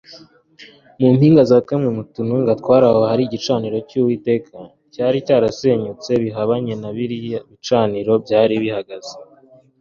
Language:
Kinyarwanda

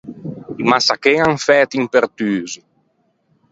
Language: Ligurian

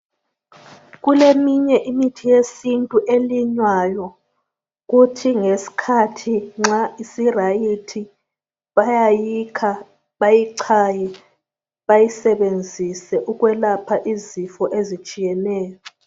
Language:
North Ndebele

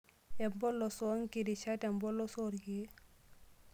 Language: Masai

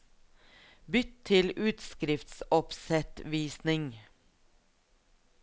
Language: Norwegian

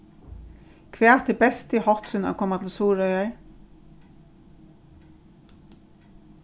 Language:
Faroese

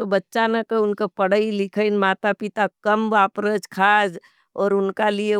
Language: Nimadi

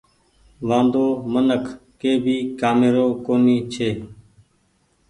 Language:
Goaria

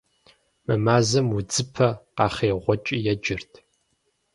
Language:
Kabardian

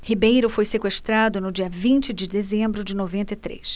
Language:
Portuguese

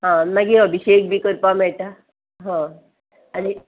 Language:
Konkani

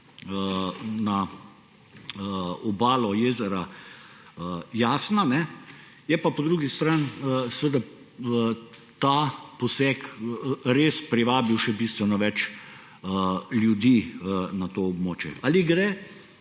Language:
Slovenian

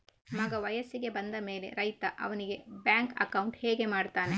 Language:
Kannada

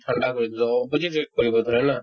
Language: Assamese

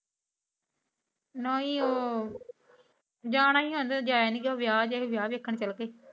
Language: Punjabi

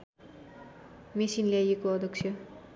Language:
Nepali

